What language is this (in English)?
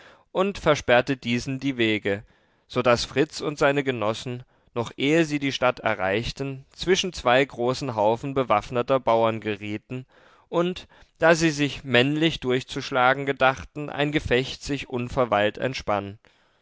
German